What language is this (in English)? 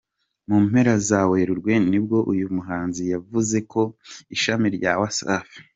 Kinyarwanda